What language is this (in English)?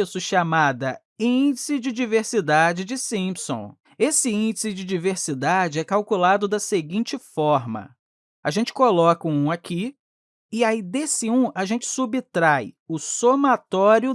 Portuguese